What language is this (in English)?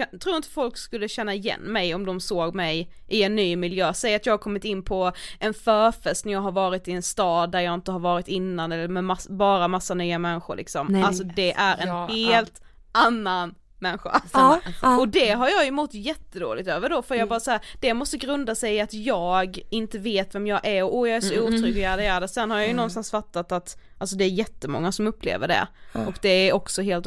Swedish